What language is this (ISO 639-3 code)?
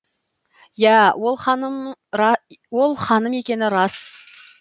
kaz